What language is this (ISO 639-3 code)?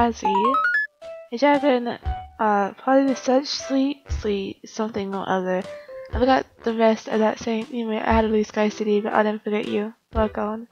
eng